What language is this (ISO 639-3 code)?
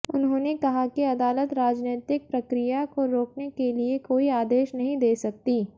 hin